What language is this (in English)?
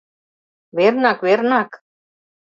Mari